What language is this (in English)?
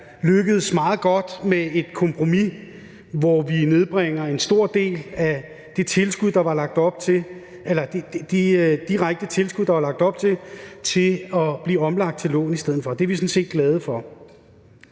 Danish